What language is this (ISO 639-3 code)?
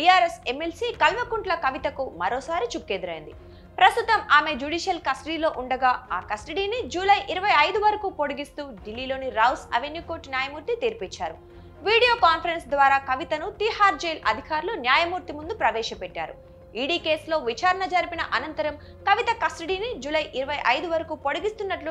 tel